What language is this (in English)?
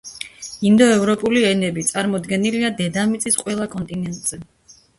Georgian